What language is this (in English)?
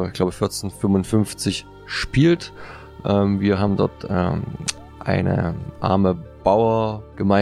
German